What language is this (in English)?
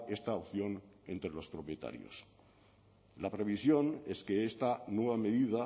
Spanish